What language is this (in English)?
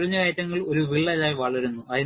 Malayalam